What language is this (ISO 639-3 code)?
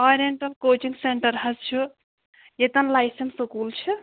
kas